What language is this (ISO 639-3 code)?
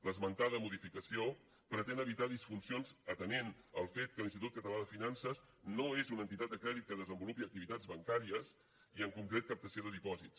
cat